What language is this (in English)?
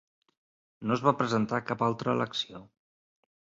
Catalan